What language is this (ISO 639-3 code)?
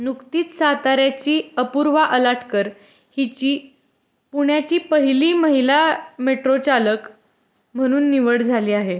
mar